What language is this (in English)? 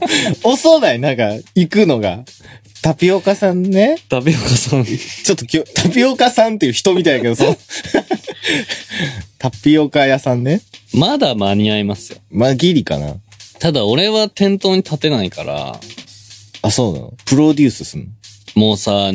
Japanese